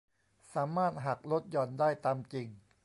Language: Thai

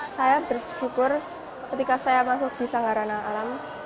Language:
Indonesian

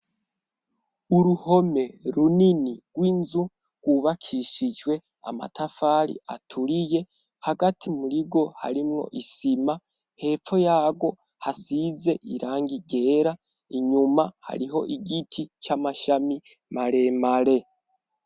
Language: Rundi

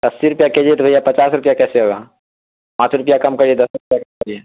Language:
Urdu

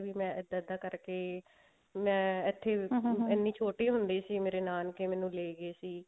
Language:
Punjabi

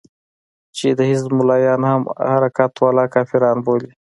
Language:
Pashto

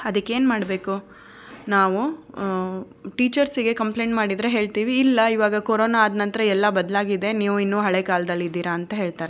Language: Kannada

